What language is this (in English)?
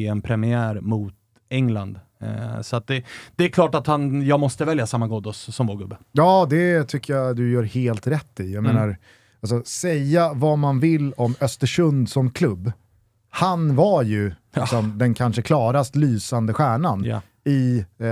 Swedish